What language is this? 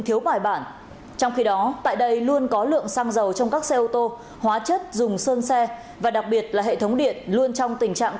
Vietnamese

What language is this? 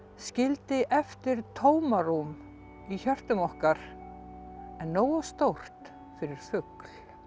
Icelandic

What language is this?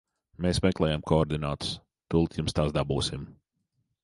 Latvian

